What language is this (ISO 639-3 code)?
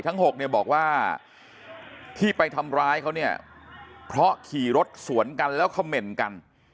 tha